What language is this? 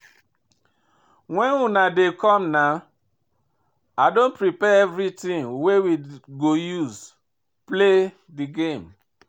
Nigerian Pidgin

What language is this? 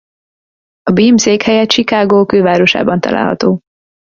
Hungarian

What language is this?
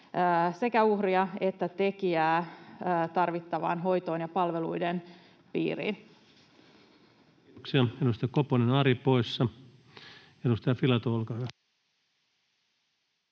Finnish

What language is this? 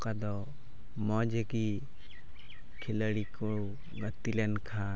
Santali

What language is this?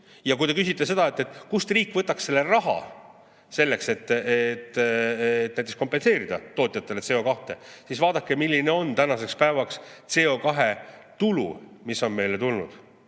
Estonian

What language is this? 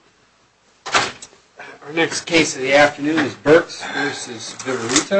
English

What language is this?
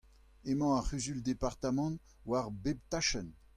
Breton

